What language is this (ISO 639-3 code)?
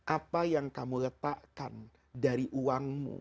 ind